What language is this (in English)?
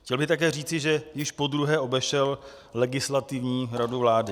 Czech